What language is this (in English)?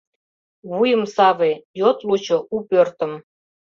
Mari